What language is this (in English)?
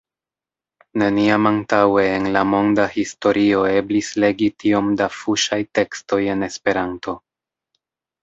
Esperanto